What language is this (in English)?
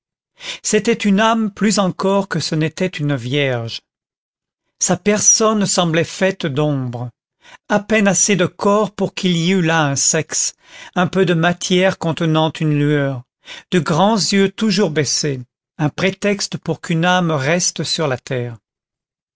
French